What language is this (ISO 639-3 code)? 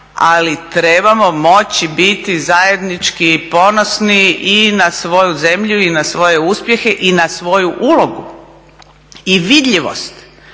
hrv